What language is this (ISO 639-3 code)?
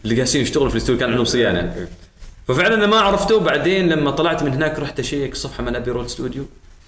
ara